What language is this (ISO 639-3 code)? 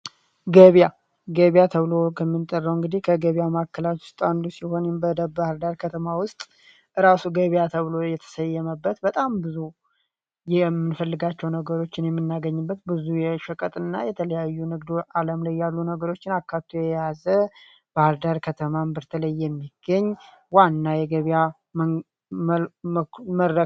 amh